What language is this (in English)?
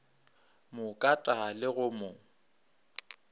Northern Sotho